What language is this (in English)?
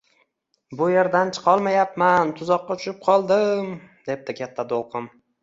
Uzbek